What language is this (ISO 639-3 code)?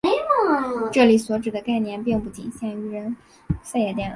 zho